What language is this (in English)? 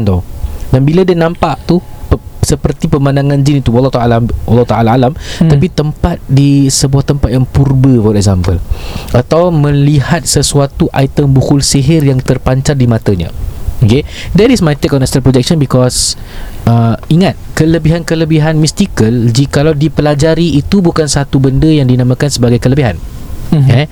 Malay